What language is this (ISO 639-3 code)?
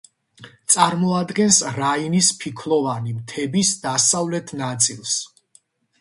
kat